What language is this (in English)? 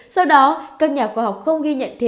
Vietnamese